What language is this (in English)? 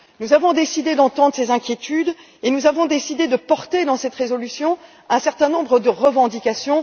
French